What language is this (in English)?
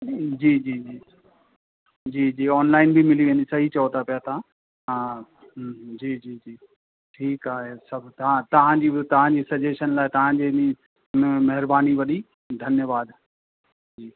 Sindhi